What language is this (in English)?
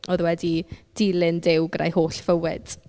Welsh